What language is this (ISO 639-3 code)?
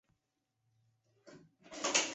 zho